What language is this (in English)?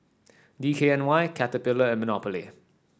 English